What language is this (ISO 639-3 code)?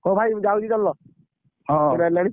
ori